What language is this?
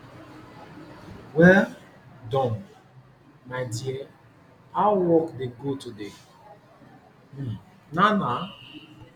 Nigerian Pidgin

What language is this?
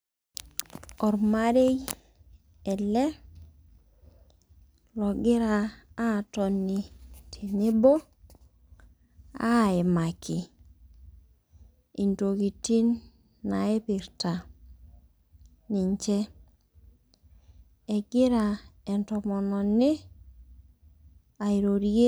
Masai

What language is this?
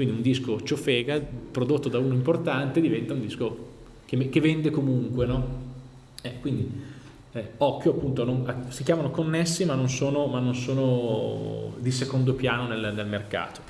Italian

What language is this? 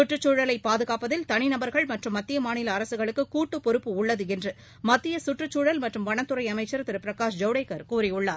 Tamil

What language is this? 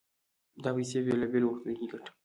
Pashto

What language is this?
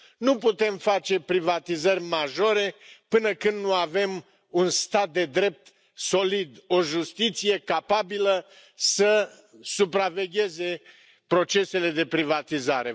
Romanian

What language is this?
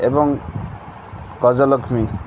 Odia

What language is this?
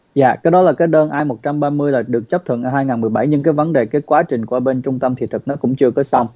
Vietnamese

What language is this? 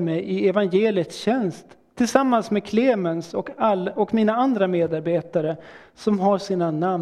Swedish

